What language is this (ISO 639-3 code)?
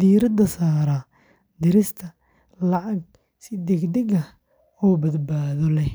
som